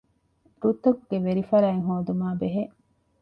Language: Divehi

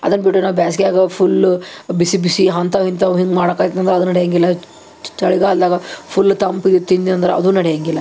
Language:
Kannada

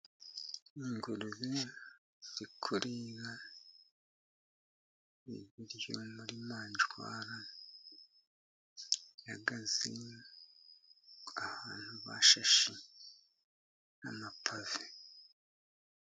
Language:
Kinyarwanda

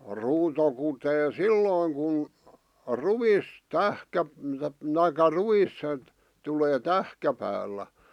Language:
Finnish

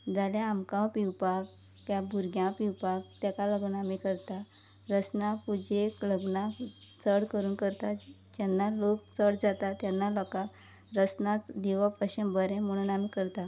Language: Konkani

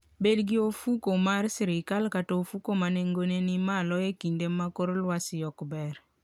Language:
Luo (Kenya and Tanzania)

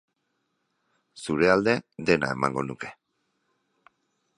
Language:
Basque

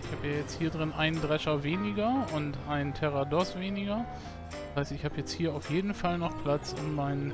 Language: German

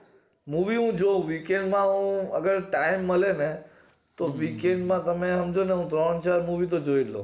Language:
Gujarati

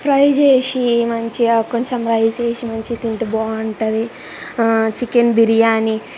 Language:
Telugu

